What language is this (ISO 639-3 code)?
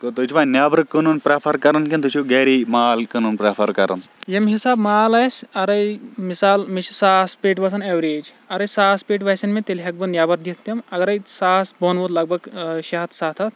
kas